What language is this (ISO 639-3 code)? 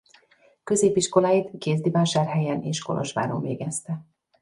hun